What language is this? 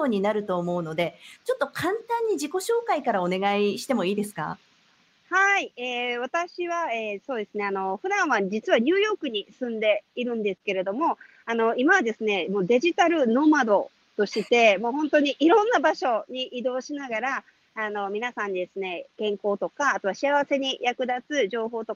Japanese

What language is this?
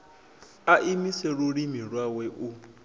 Venda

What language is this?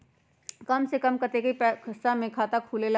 Magahi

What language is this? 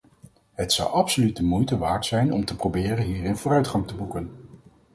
Dutch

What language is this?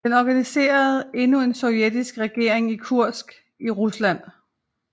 Danish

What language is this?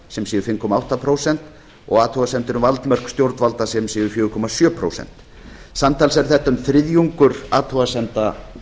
Icelandic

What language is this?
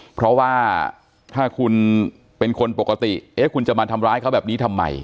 Thai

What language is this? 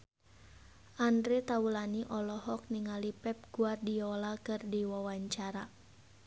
Sundanese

